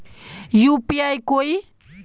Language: Magahi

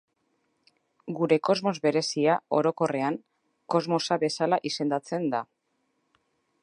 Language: Basque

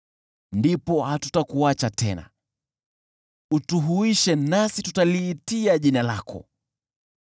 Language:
Swahili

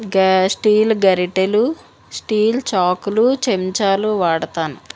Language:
Telugu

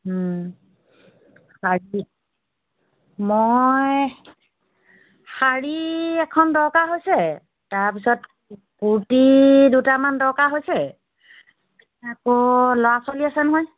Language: Assamese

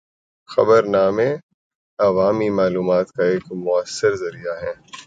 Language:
Urdu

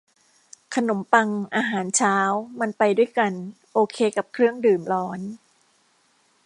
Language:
Thai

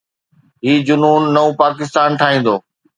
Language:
Sindhi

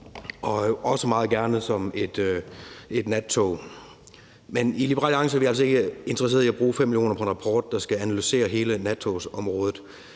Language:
Danish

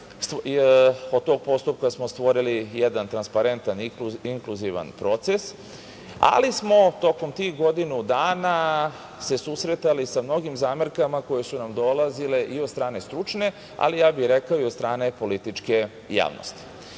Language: Serbian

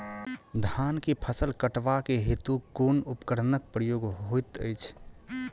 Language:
Maithili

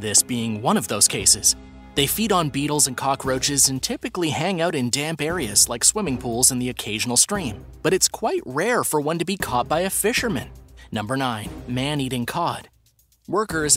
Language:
English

